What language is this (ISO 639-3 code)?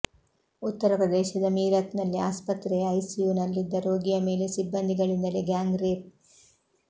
kan